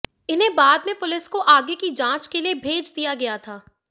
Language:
Hindi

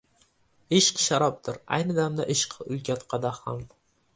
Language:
Uzbek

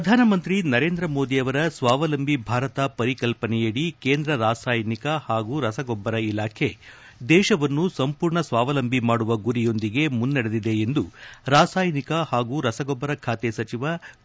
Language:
Kannada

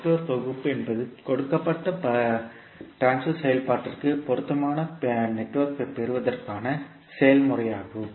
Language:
Tamil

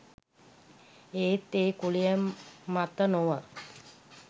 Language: Sinhala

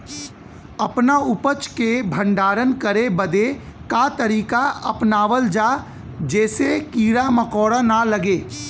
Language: Bhojpuri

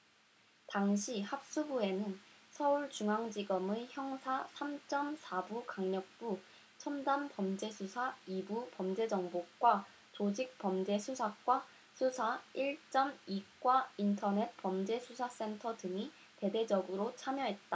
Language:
Korean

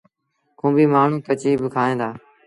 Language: Sindhi Bhil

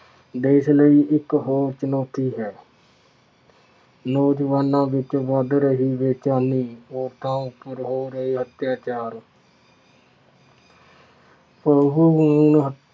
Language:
Punjabi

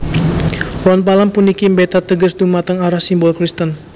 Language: Javanese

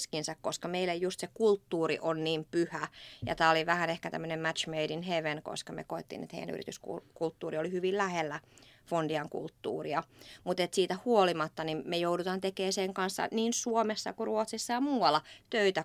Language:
Finnish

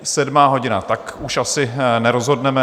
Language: Czech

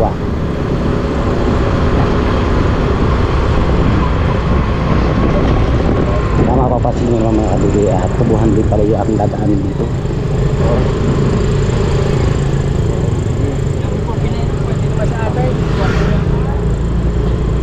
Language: Filipino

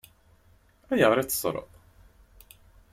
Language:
Kabyle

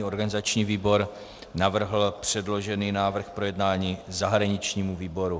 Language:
Czech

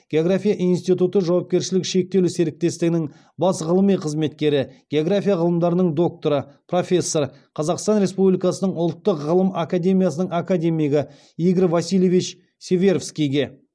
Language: Kazakh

